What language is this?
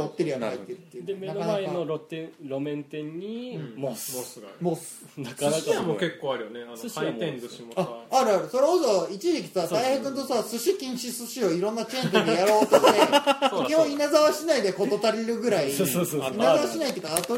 Japanese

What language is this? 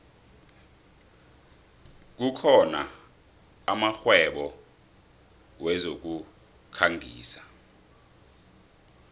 South Ndebele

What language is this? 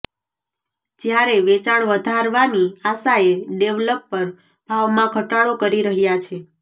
Gujarati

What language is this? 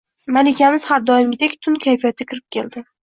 Uzbek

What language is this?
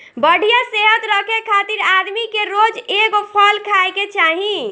Bhojpuri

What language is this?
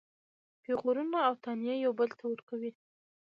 Pashto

